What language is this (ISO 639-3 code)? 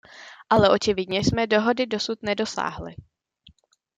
ces